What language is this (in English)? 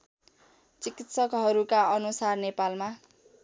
Nepali